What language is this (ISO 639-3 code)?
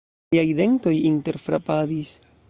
epo